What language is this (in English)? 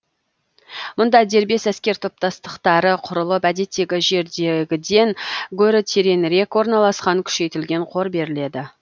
Kazakh